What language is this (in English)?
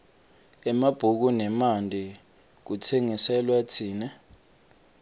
Swati